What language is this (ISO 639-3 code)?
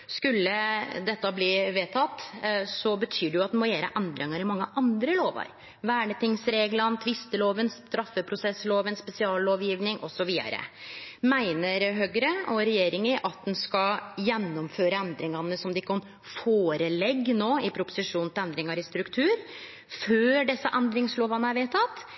nno